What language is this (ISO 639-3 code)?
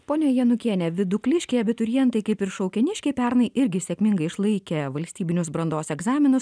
lit